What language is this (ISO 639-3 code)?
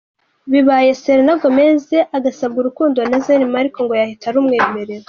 kin